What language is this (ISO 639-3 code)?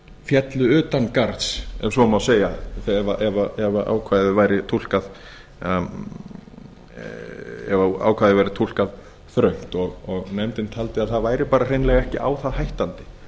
isl